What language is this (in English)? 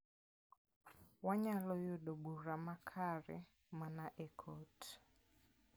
Luo (Kenya and Tanzania)